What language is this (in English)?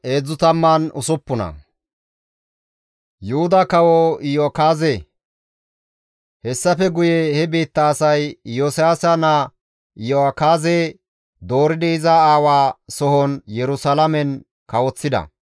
Gamo